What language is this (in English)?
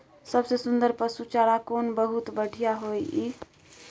Maithili